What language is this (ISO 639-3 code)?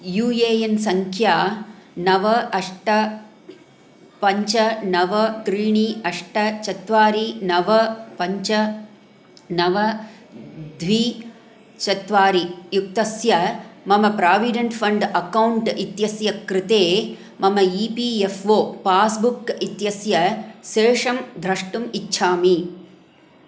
san